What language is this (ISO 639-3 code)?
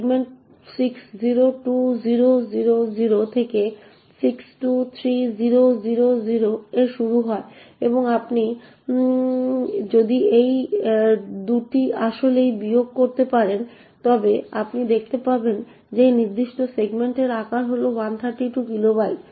ben